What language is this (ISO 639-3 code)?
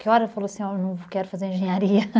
por